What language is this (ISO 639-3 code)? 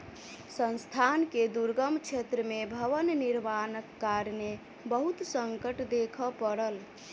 mai